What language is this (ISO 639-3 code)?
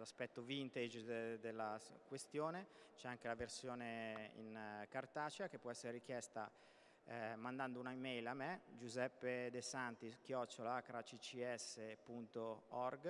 ita